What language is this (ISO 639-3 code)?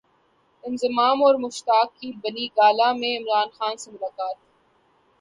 urd